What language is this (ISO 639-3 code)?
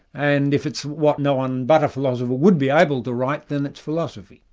eng